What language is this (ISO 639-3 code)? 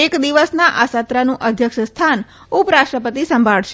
guj